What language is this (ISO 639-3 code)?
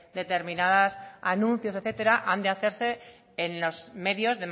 spa